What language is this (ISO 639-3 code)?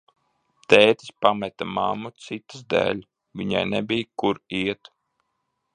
lav